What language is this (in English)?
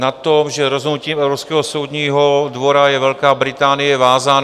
Czech